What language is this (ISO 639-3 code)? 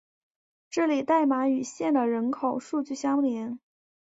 zho